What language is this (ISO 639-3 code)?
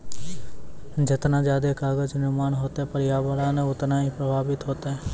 mai